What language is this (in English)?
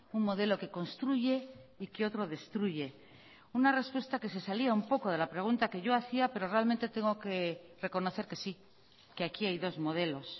Spanish